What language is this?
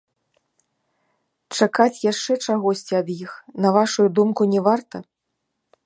Belarusian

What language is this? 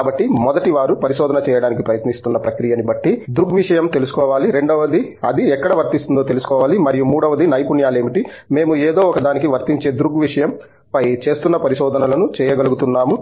Telugu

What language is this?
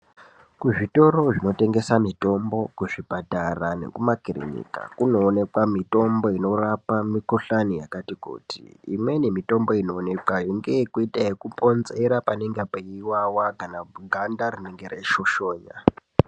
Ndau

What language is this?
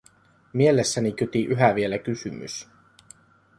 Finnish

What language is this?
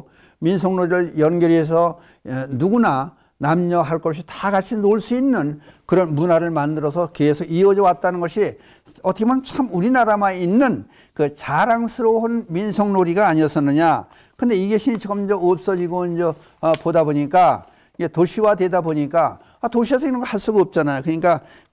Korean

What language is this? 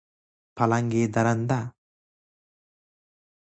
Persian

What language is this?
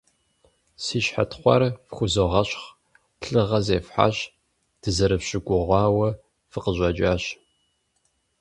Kabardian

